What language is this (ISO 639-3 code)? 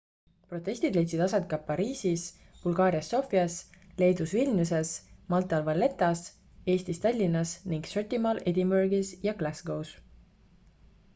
est